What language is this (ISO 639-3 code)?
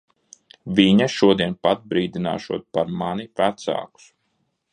lav